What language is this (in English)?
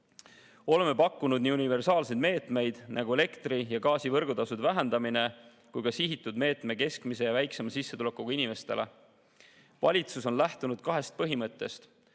Estonian